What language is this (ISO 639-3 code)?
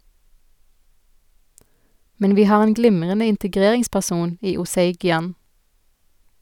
nor